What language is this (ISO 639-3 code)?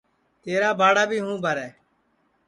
ssi